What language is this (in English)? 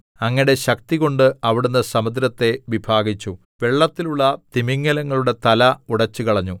Malayalam